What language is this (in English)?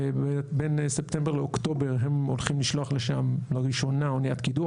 Hebrew